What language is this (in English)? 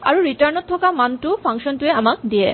Assamese